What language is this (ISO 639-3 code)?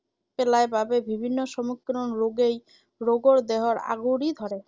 asm